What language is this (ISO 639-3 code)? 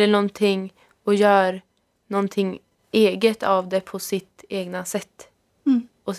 swe